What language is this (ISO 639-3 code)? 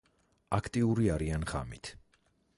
kat